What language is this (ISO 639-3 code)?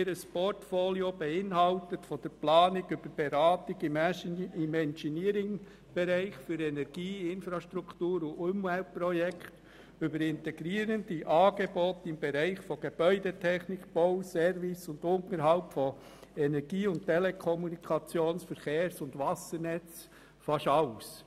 gsw